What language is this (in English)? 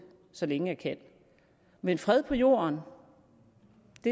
Danish